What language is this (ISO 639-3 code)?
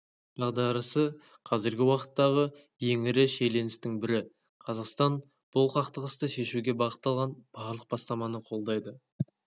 kaz